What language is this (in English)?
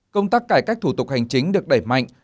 Vietnamese